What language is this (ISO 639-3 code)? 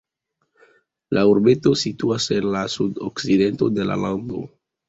epo